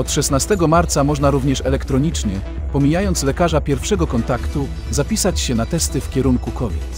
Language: Polish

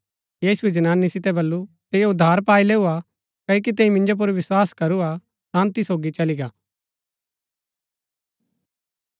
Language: Gaddi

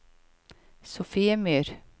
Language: Norwegian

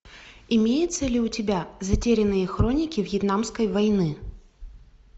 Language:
Russian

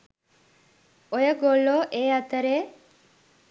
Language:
Sinhala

